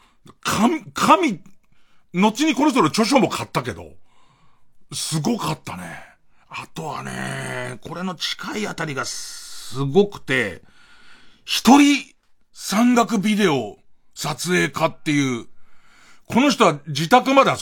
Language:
Japanese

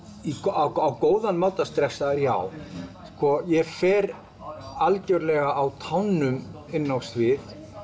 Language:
Icelandic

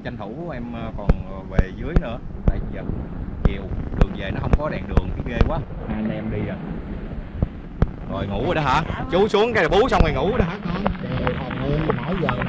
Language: Vietnamese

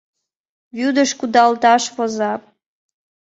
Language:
Mari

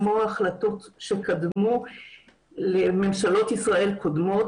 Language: Hebrew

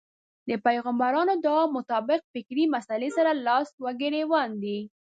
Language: Pashto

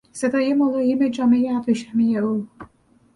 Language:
Persian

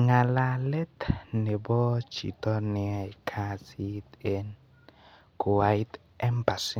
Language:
Kalenjin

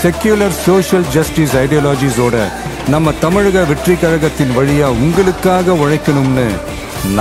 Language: Arabic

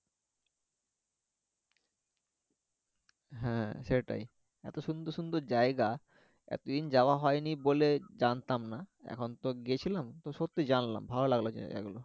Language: Bangla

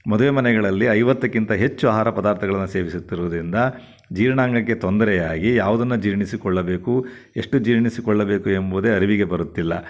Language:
Kannada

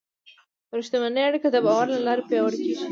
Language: Pashto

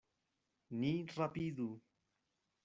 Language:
Esperanto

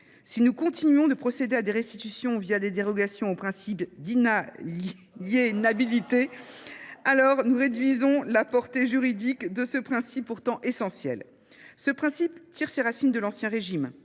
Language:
French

